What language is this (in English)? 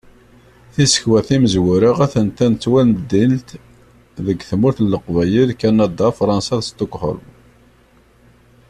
Kabyle